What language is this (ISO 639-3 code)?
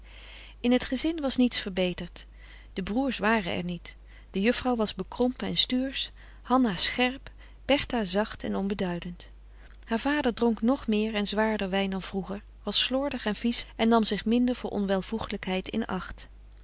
nld